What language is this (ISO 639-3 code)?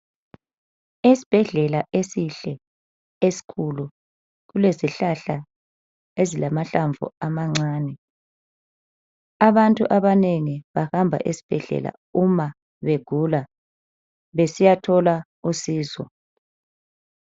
nde